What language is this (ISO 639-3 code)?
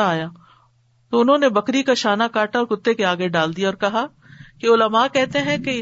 urd